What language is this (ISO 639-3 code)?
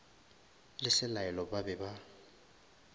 nso